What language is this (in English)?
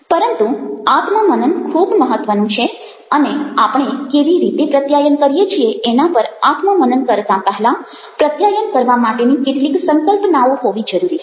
Gujarati